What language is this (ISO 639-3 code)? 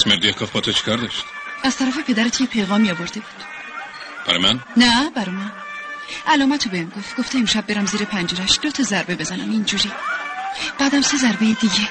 fas